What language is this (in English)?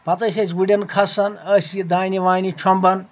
Kashmiri